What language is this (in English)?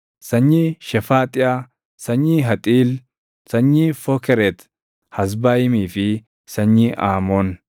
Oromo